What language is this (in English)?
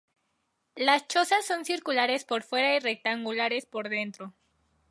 Spanish